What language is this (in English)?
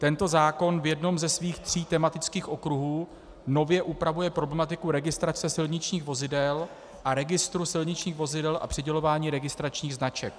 Czech